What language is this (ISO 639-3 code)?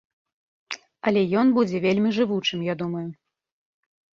bel